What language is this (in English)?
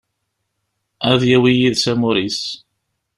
Kabyle